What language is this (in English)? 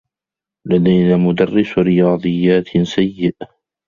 Arabic